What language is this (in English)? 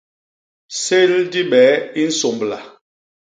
Basaa